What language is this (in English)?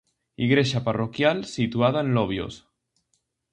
Galician